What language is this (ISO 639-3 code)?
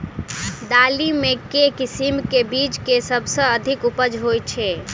mai